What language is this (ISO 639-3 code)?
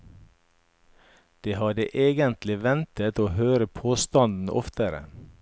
nor